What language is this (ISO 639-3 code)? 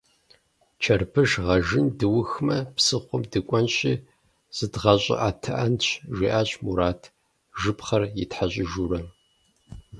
kbd